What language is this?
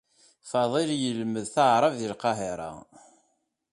Kabyle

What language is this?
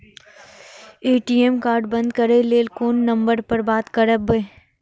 Maithili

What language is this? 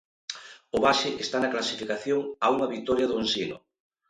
Galician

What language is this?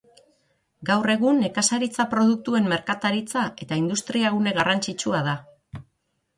Basque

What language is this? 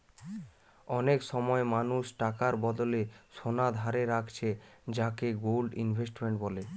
Bangla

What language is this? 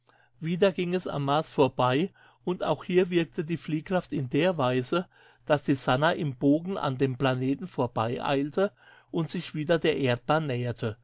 German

